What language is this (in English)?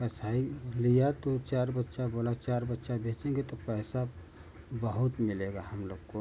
Hindi